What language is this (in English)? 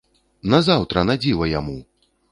Belarusian